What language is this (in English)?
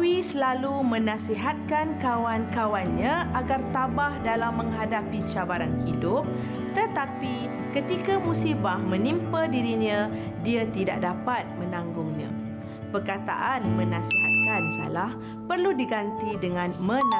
Malay